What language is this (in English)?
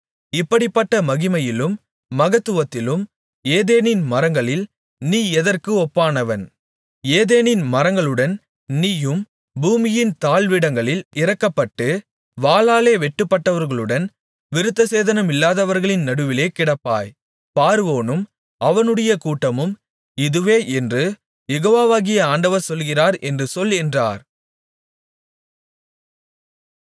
Tamil